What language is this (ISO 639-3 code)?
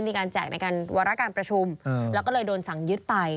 tha